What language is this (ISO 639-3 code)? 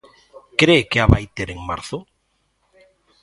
glg